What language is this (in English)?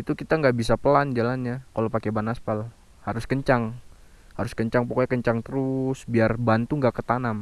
Indonesian